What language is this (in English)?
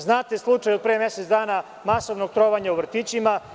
Serbian